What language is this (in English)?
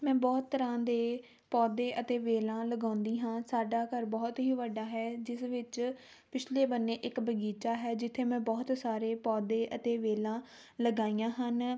Punjabi